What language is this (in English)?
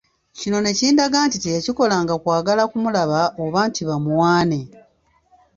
Ganda